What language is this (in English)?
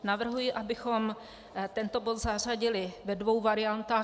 Czech